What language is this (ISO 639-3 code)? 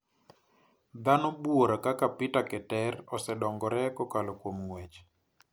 luo